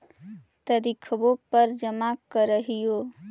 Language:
Magahi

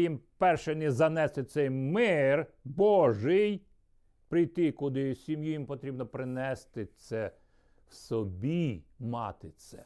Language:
Ukrainian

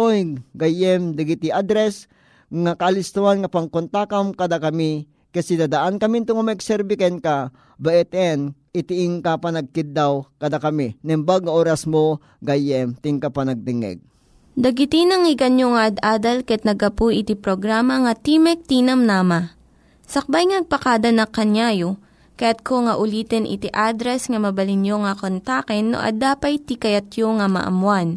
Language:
Filipino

